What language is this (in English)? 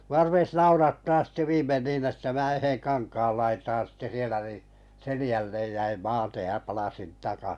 Finnish